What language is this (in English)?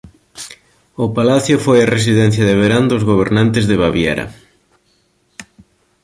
Galician